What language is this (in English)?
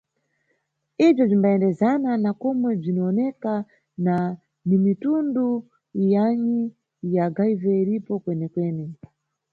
Nyungwe